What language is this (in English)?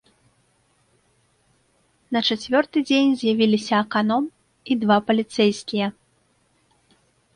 Belarusian